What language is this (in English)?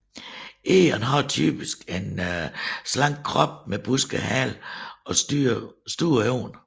Danish